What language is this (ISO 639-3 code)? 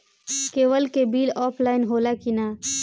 bho